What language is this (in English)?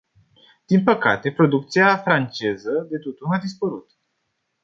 Romanian